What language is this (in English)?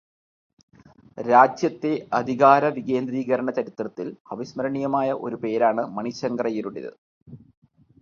Malayalam